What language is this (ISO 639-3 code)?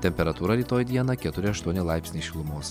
lit